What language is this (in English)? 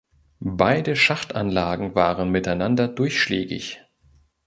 German